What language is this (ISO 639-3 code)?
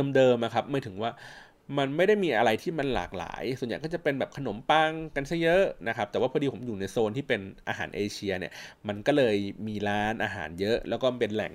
tha